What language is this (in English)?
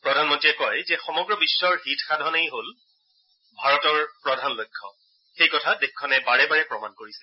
Assamese